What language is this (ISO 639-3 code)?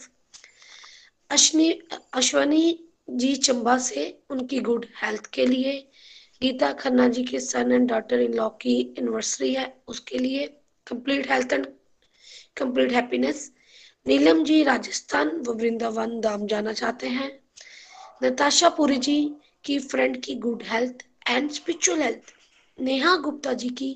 hin